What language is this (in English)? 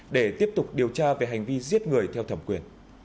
Vietnamese